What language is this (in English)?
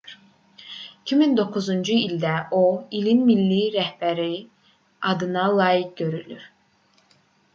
Azerbaijani